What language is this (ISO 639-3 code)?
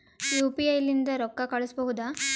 kan